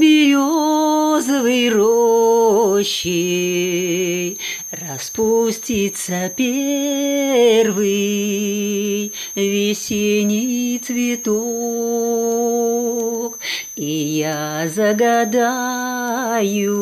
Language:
Russian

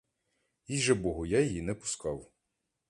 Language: Ukrainian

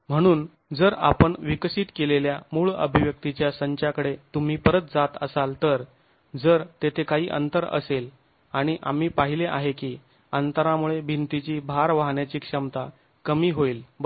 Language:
Marathi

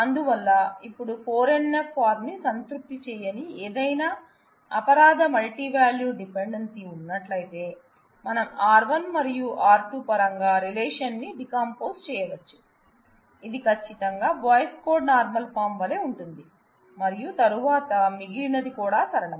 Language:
Telugu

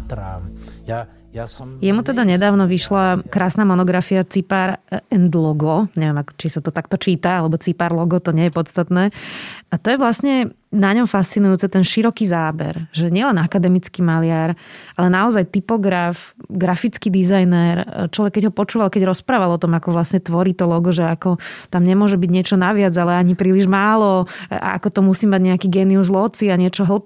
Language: Slovak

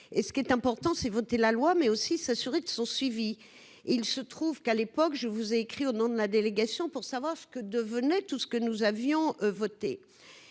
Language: French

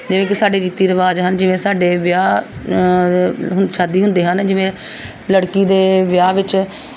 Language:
Punjabi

